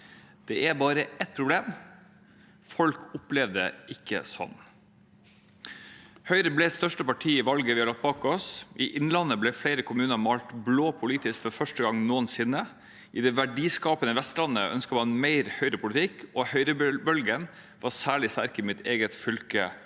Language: Norwegian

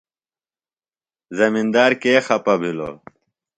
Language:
Phalura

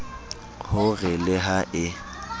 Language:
Southern Sotho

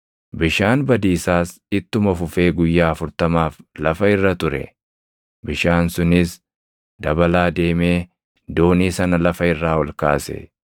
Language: Oromo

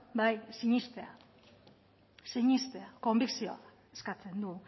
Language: Basque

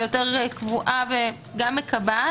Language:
Hebrew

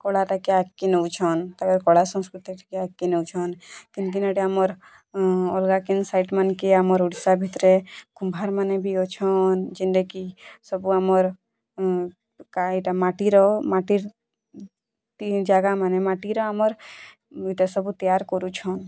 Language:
Odia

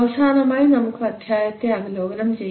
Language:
Malayalam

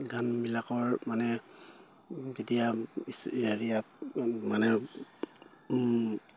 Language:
Assamese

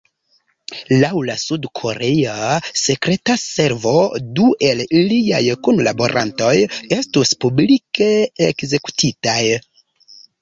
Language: Esperanto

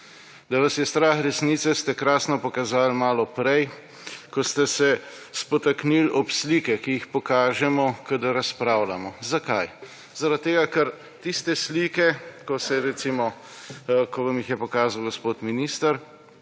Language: Slovenian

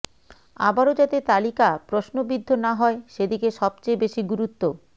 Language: Bangla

